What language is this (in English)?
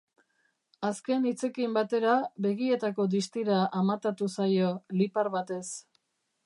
Basque